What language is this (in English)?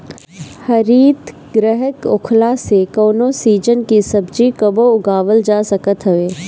Bhojpuri